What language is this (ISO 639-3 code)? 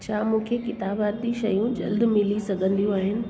snd